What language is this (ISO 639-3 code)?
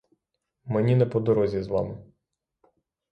ukr